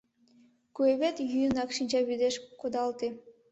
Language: Mari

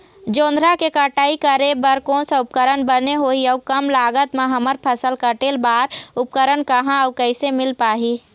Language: Chhattisgarhi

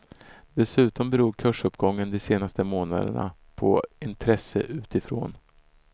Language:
Swedish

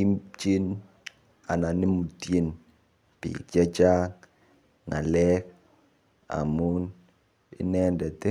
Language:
Kalenjin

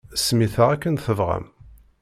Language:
Kabyle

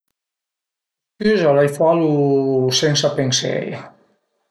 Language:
Piedmontese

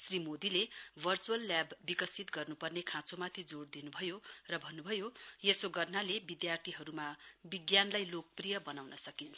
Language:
Nepali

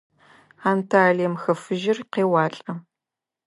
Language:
Adyghe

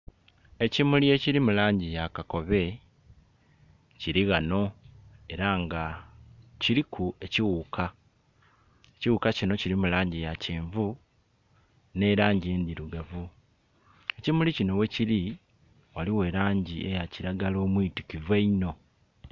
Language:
Soga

